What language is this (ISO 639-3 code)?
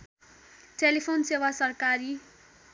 nep